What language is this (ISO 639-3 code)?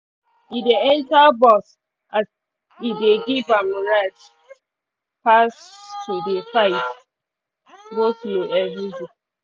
pcm